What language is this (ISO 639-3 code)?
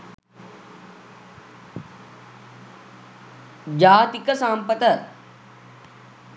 sin